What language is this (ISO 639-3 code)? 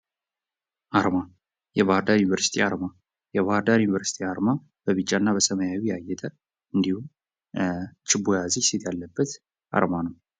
amh